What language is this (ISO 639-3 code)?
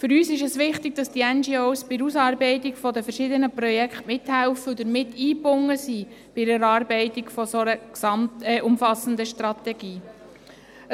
gsw